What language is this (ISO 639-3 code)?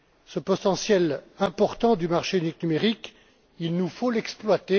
fra